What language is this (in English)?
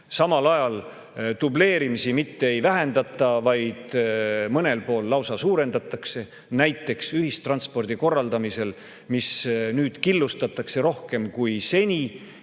Estonian